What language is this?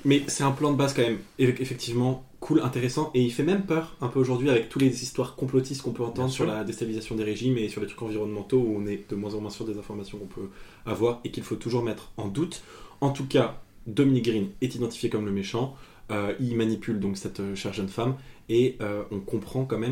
French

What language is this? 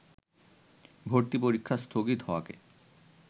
Bangla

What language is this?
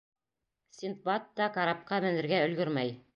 Bashkir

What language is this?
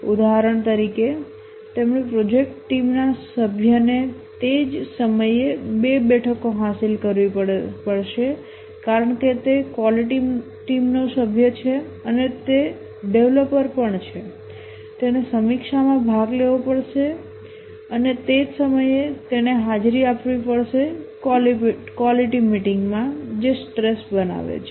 Gujarati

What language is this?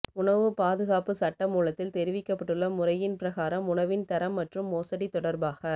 Tamil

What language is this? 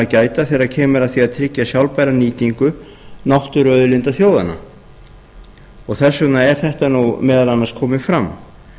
Icelandic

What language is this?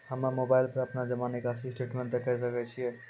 Maithili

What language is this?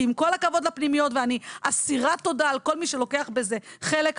Hebrew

